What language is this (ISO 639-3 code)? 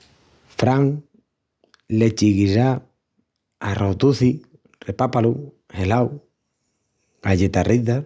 ext